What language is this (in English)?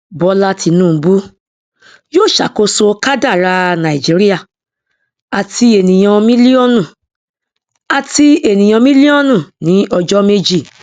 Yoruba